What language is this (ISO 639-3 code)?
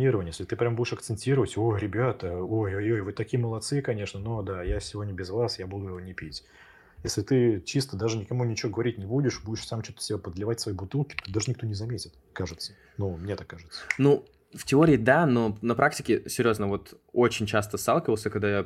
rus